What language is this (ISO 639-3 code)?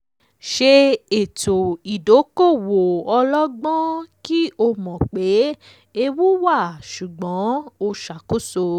yor